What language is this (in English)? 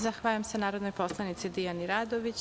Serbian